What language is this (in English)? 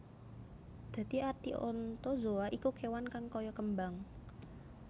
Javanese